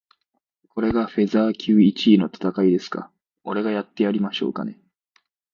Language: Japanese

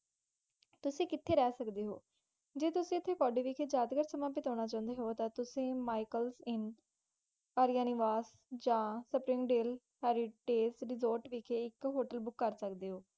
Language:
Punjabi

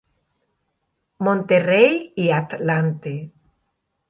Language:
Spanish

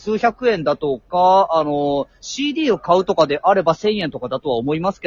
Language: Japanese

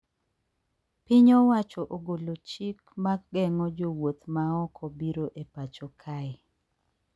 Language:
Luo (Kenya and Tanzania)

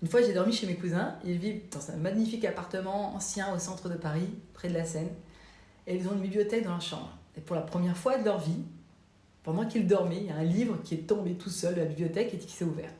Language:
French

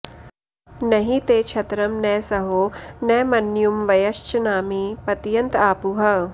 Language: Sanskrit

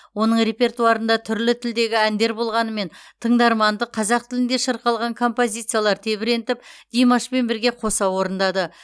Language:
Kazakh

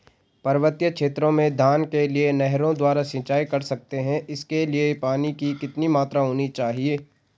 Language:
Hindi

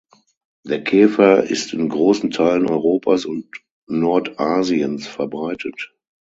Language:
German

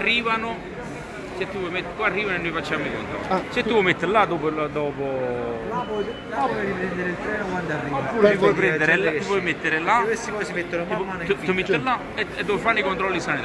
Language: Italian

